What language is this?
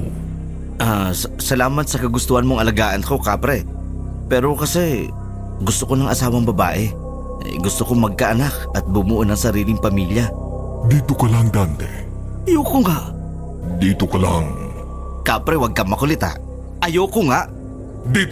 Filipino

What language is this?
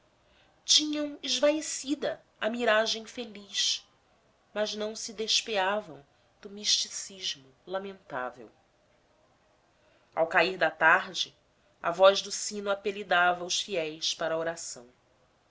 Portuguese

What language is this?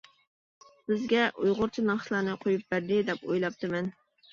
Uyghur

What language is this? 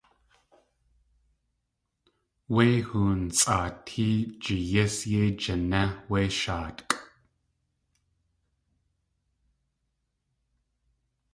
Tlingit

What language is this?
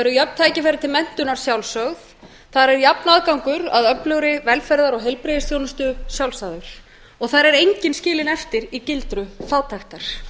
Icelandic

